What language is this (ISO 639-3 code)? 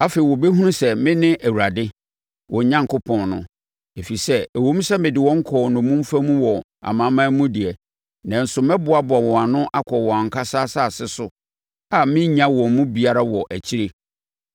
aka